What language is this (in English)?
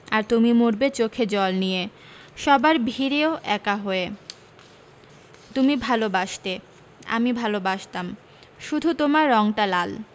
Bangla